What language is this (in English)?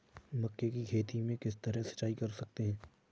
Hindi